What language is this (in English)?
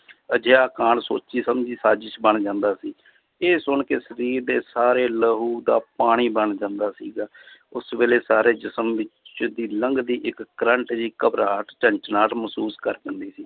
Punjabi